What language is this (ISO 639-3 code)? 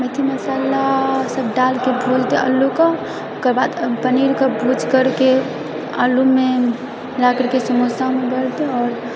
mai